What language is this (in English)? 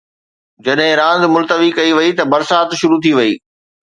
Sindhi